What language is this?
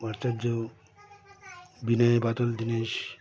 Bangla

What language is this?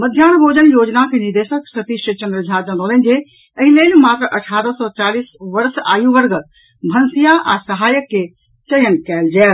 Maithili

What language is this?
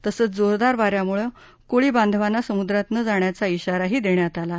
Marathi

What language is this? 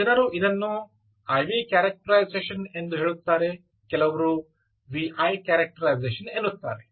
Kannada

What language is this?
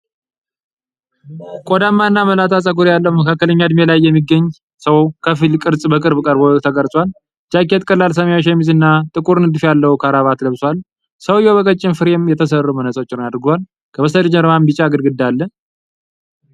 Amharic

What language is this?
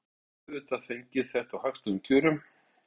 Icelandic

